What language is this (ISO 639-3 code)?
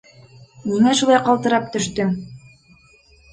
bak